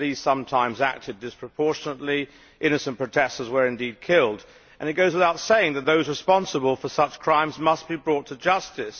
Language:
English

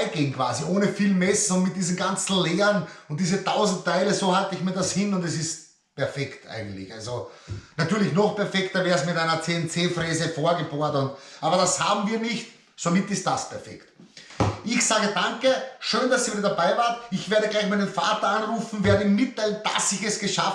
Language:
German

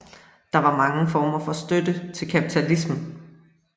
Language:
Danish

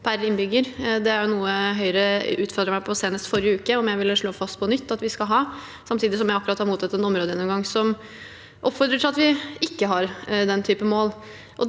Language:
Norwegian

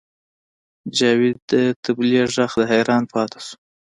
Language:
Pashto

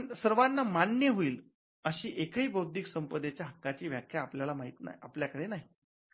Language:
Marathi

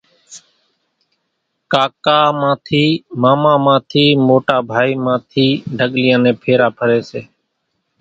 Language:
Kachi Koli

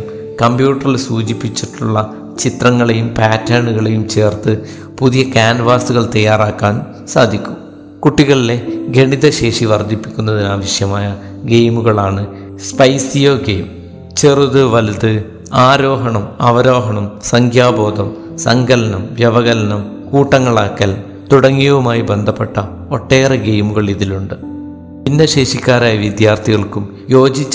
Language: Malayalam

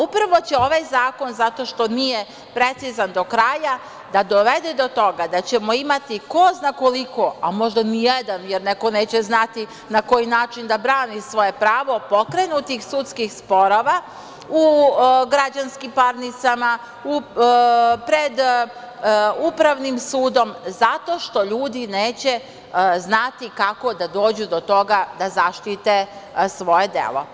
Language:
Serbian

